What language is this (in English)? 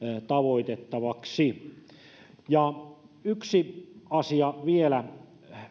Finnish